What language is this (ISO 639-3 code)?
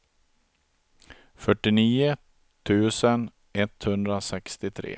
swe